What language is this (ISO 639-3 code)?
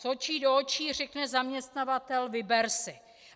ces